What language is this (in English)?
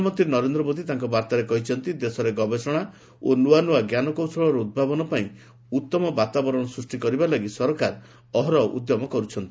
Odia